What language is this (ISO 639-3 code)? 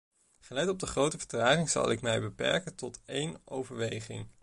nld